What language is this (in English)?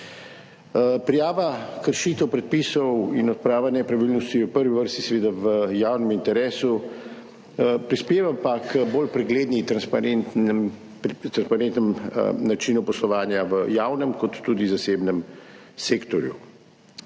Slovenian